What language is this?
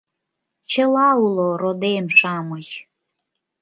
Mari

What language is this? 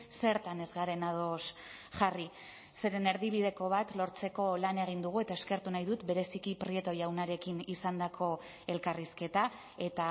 Basque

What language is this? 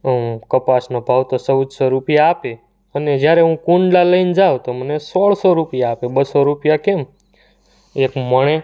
Gujarati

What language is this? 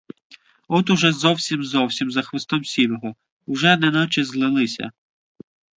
Ukrainian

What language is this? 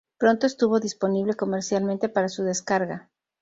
Spanish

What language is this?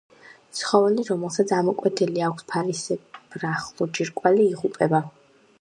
Georgian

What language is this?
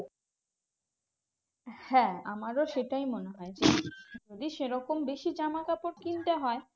Bangla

